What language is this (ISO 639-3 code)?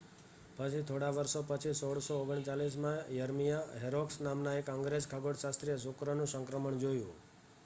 guj